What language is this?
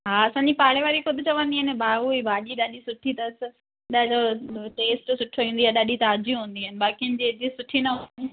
Sindhi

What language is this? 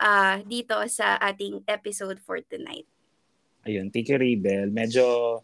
Filipino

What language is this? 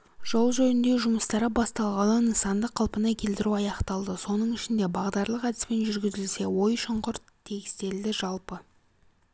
Kazakh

